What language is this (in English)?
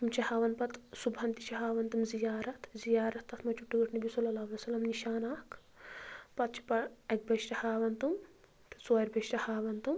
Kashmiri